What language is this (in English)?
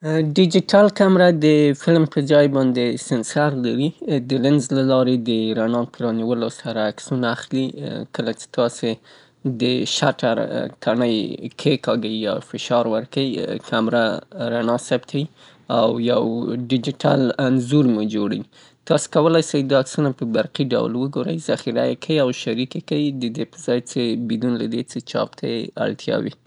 Southern Pashto